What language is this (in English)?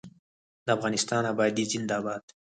Pashto